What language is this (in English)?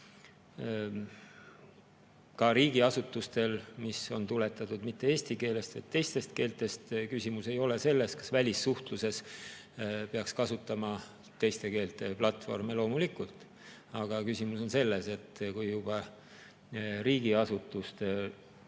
Estonian